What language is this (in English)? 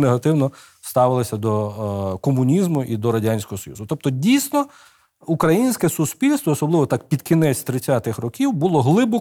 Ukrainian